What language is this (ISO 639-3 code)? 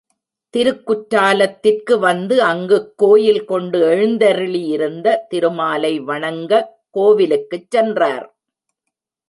tam